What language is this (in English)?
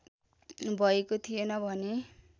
Nepali